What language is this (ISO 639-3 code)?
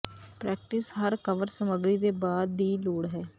pan